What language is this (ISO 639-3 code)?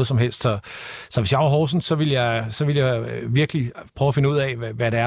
dan